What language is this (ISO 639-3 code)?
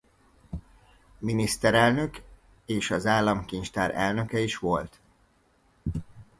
hun